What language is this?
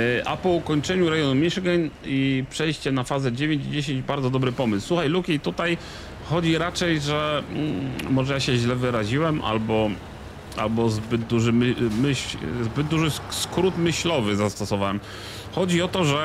Polish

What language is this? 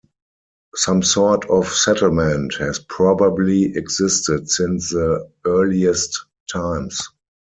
English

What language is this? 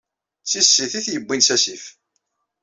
Kabyle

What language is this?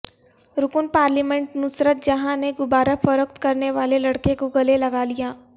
Urdu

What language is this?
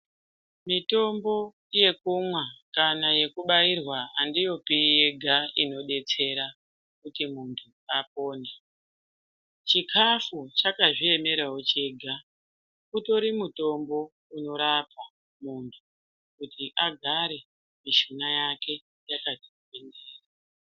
Ndau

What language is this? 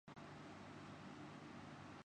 Urdu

